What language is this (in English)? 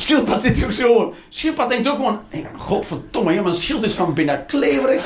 Dutch